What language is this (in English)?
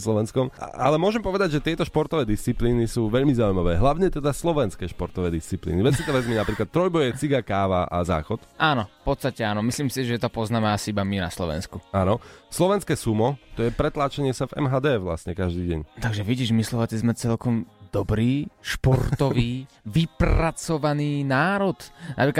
Slovak